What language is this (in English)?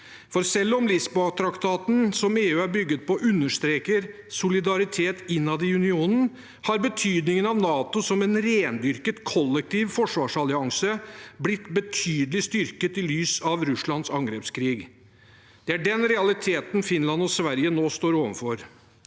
Norwegian